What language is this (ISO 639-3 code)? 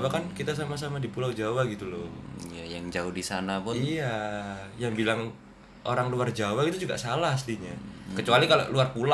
ind